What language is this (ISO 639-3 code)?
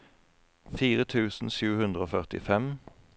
nor